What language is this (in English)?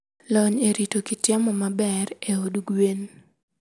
Luo (Kenya and Tanzania)